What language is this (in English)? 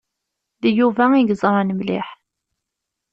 Kabyle